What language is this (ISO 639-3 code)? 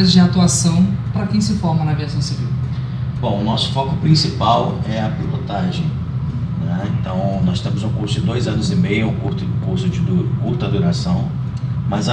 por